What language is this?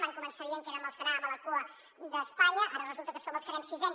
Catalan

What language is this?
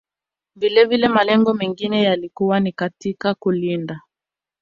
Swahili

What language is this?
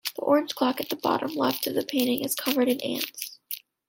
English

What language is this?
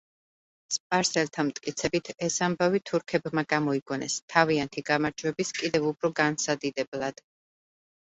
Georgian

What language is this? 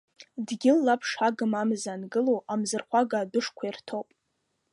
Abkhazian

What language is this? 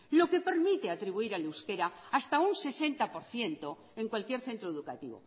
Spanish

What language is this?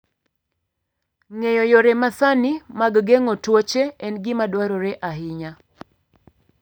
Luo (Kenya and Tanzania)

